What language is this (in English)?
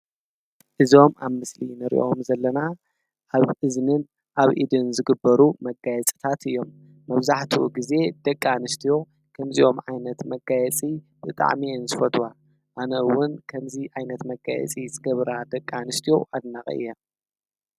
Tigrinya